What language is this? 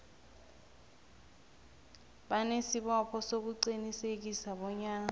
South Ndebele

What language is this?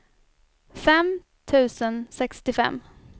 Swedish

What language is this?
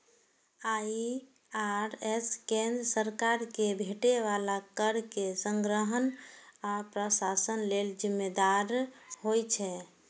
Maithili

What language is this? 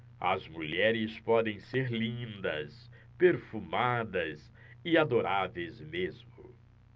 Portuguese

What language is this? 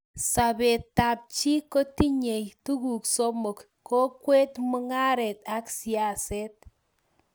Kalenjin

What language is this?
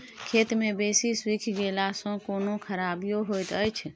Maithili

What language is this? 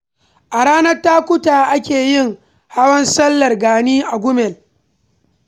Hausa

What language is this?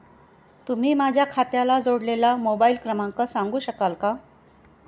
Marathi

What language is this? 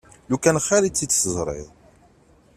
Kabyle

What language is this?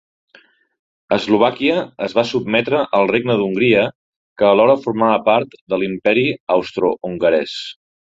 Catalan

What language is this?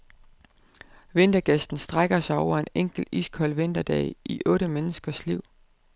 Danish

